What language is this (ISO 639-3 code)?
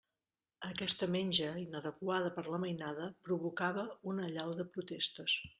cat